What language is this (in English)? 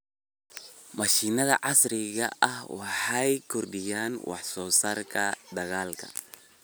Somali